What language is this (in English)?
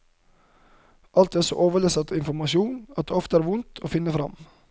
Norwegian